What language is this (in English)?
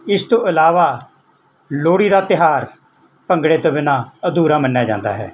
Punjabi